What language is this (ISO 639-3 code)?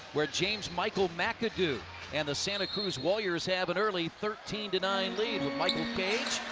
eng